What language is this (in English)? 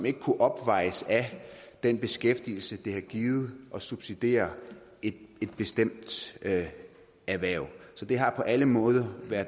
Danish